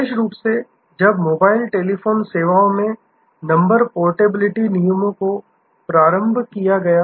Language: Hindi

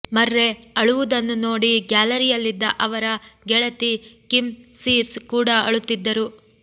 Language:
Kannada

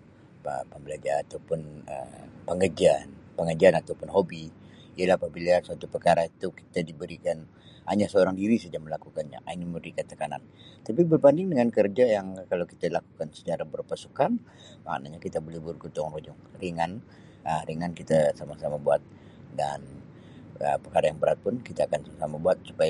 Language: Sabah Malay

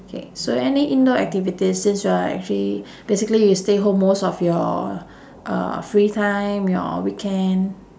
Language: English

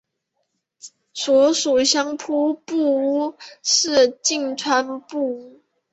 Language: Chinese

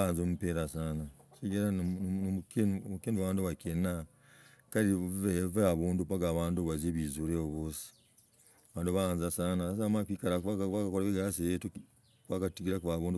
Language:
Logooli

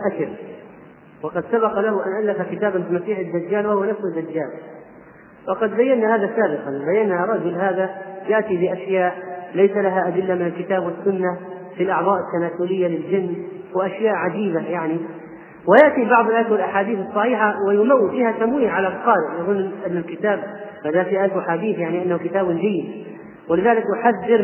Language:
Arabic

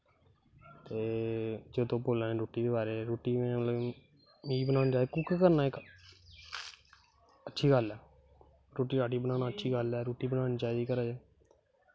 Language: Dogri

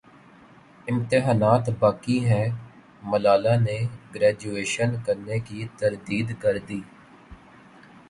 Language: Urdu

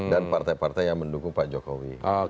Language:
Indonesian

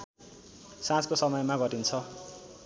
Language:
Nepali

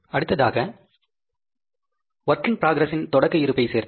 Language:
Tamil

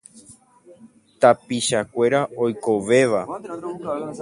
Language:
Guarani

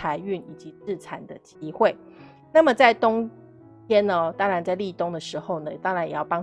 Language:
Chinese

